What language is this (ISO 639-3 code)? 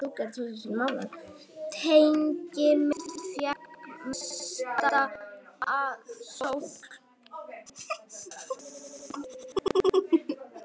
isl